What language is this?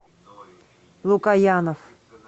Russian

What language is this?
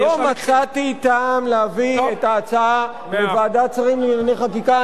Hebrew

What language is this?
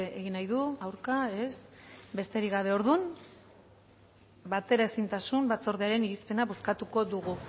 Basque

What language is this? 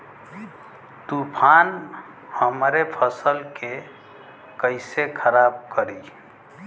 Bhojpuri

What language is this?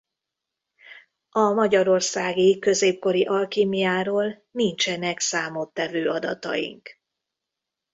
Hungarian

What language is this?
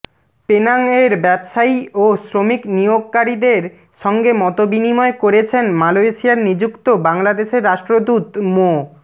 Bangla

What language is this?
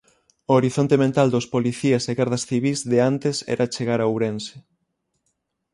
Galician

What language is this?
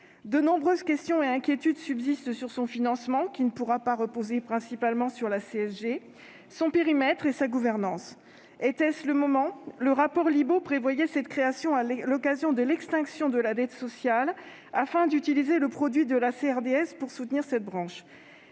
French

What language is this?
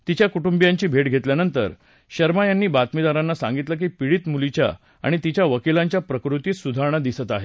Marathi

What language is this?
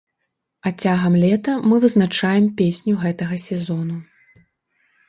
Belarusian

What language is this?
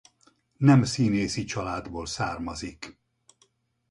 Hungarian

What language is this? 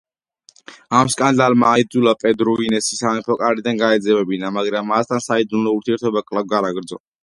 Georgian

